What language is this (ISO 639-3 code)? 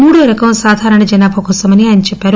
tel